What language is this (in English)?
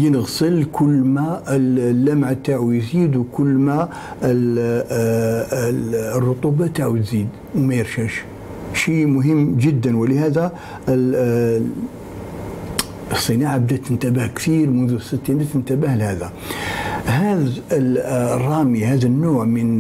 Arabic